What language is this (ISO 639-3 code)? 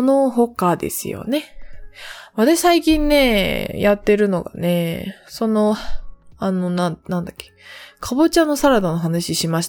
jpn